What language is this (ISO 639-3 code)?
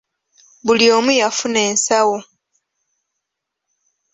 lug